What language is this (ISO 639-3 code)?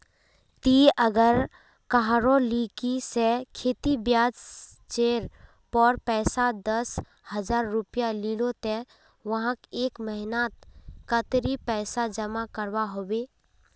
mag